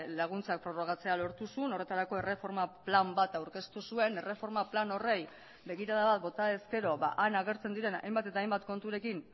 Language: Basque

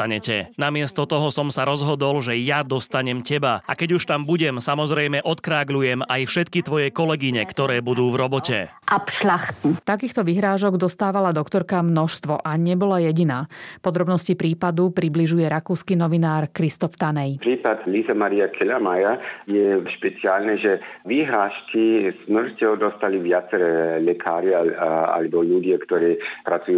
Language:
Slovak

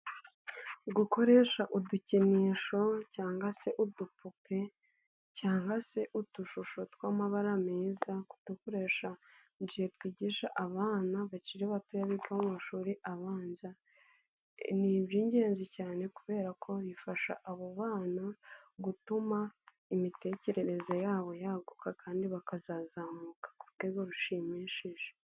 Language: Kinyarwanda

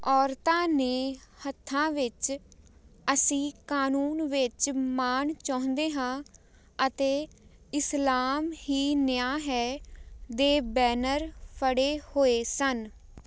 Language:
Punjabi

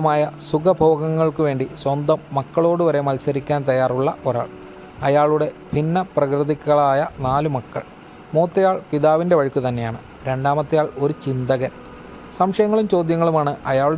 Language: Malayalam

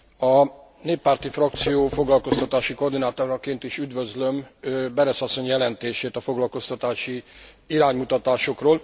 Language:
Hungarian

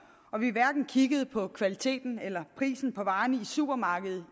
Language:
Danish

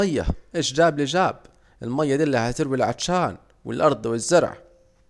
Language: Saidi Arabic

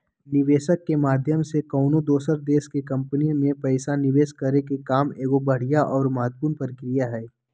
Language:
Magahi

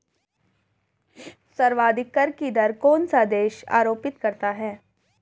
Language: Hindi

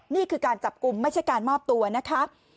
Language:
Thai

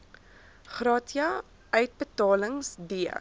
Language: Afrikaans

